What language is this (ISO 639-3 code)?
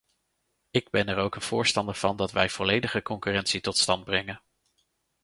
nld